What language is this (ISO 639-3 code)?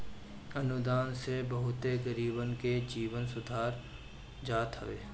bho